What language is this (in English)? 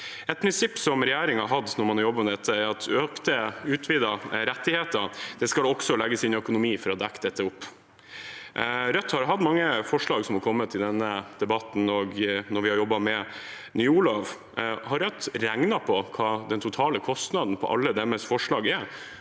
Norwegian